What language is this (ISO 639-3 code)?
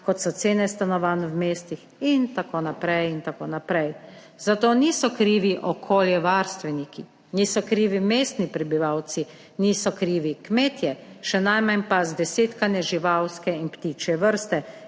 slv